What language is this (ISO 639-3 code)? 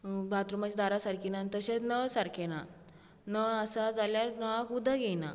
kok